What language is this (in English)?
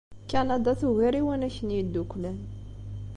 Kabyle